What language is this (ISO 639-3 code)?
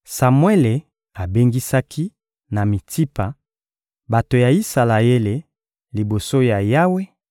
lin